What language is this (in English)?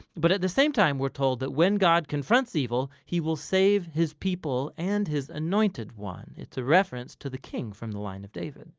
English